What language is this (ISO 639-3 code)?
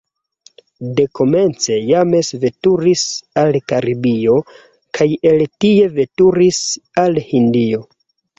epo